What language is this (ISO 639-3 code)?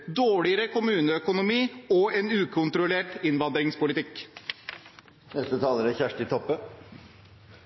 nor